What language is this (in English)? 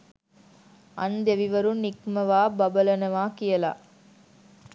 Sinhala